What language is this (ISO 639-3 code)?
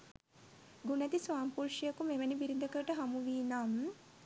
sin